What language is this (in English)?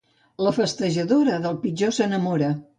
Catalan